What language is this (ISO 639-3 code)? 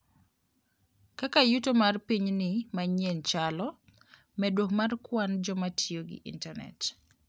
luo